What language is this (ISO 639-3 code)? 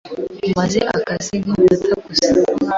kin